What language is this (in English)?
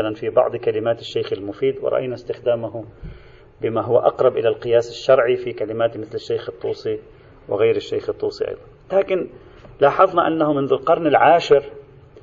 Arabic